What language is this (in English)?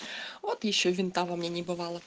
Russian